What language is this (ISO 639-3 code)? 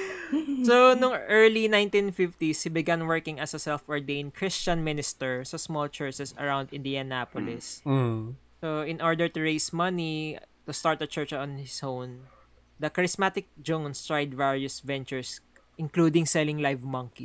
fil